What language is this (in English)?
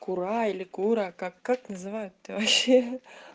Russian